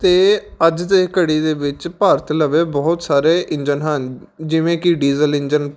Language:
Punjabi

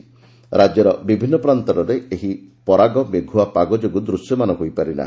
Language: Odia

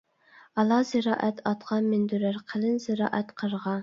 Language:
Uyghur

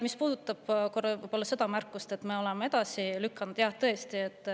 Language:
Estonian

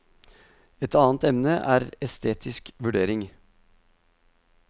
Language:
Norwegian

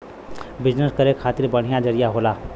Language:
Bhojpuri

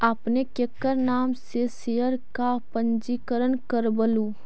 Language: Magahi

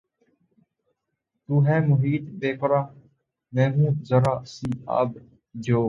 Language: Urdu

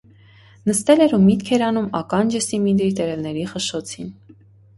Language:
Armenian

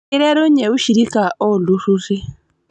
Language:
Masai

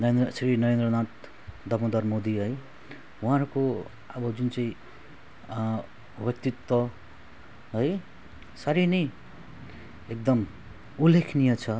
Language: Nepali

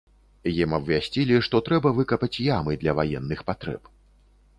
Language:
Belarusian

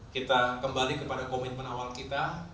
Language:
Indonesian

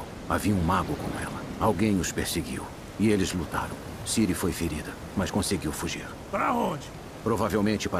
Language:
Portuguese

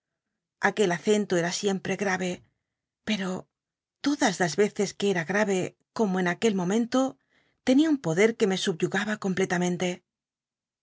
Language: Spanish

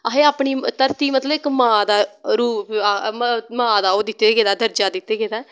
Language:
Dogri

